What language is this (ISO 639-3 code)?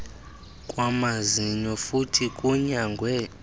xho